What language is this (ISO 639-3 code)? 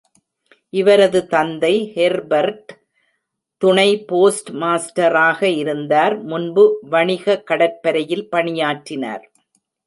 tam